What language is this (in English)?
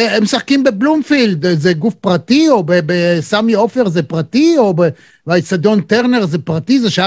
Hebrew